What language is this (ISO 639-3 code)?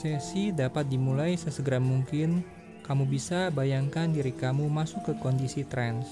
ind